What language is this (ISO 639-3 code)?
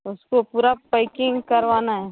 hin